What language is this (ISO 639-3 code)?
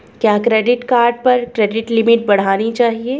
hin